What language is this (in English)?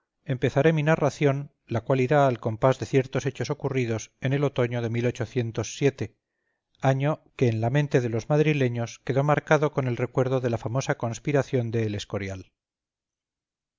Spanish